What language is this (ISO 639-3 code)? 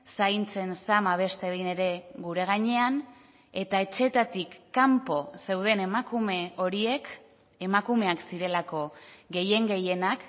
eus